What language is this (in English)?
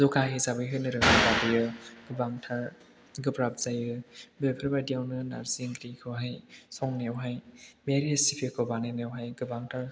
Bodo